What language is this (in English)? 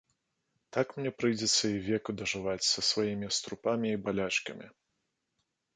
Belarusian